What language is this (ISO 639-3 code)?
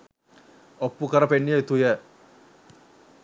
sin